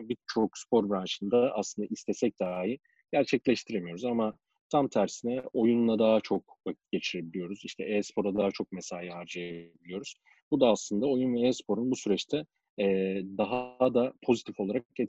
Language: Turkish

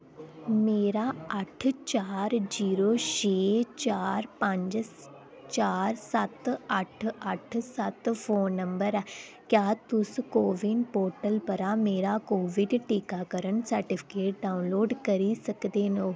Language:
Dogri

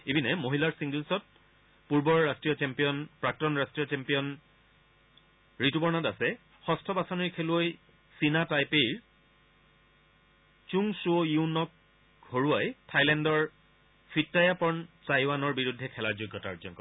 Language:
Assamese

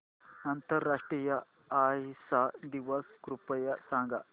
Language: Marathi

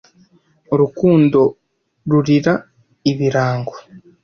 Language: Kinyarwanda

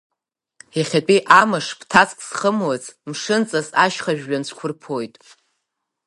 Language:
Abkhazian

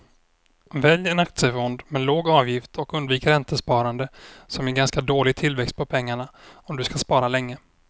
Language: Swedish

